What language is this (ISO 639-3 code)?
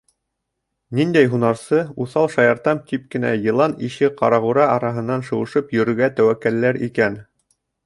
bak